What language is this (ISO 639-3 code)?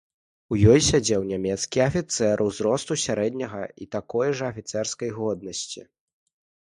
bel